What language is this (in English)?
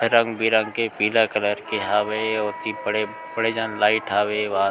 Chhattisgarhi